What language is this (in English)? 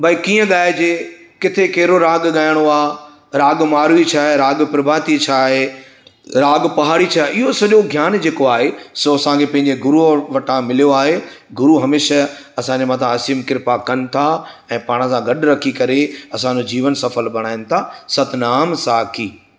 Sindhi